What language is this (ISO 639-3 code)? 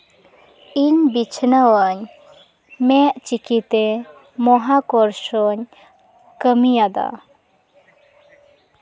sat